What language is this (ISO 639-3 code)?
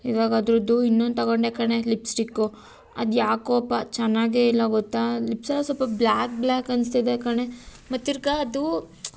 kan